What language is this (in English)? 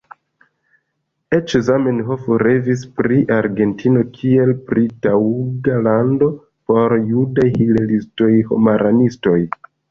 Esperanto